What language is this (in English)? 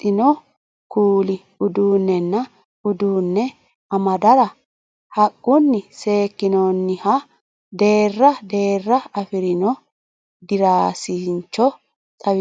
Sidamo